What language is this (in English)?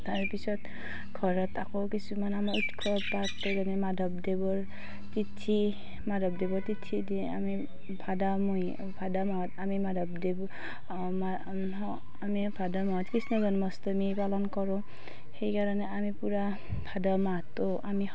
Assamese